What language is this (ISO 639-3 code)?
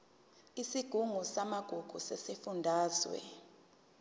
zul